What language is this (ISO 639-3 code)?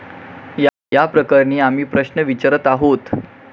mar